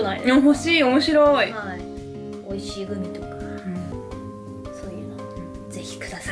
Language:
Japanese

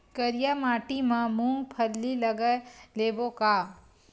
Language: Chhattisgarhi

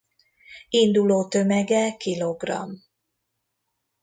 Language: Hungarian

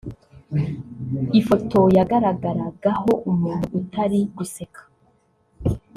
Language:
Kinyarwanda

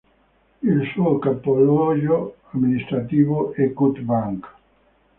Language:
Italian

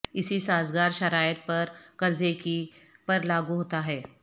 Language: Urdu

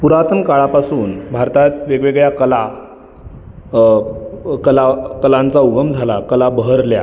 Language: Marathi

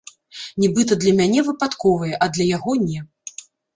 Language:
Belarusian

